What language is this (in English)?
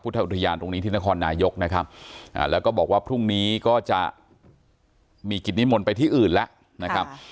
Thai